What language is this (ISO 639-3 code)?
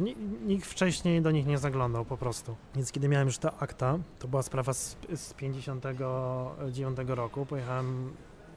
pol